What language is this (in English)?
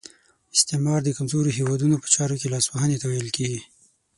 Pashto